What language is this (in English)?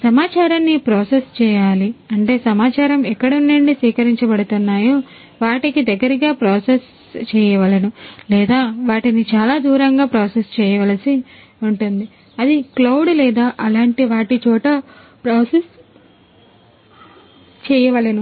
Telugu